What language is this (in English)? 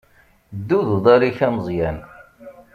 Kabyle